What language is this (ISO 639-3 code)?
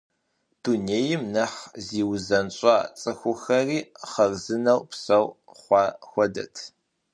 kbd